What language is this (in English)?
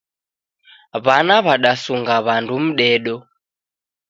Taita